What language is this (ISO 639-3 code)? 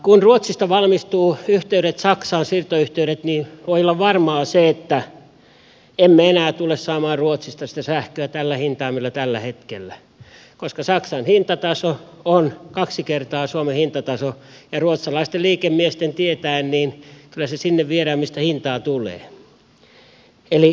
fin